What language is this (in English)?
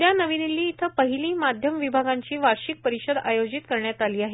Marathi